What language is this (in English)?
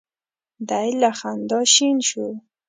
Pashto